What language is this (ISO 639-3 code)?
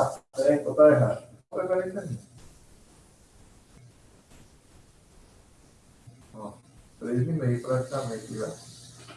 por